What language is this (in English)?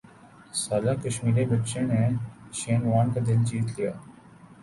Urdu